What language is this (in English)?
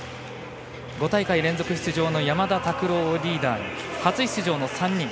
Japanese